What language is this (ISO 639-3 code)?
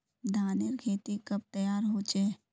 mag